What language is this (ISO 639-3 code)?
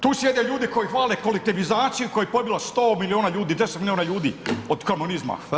hrv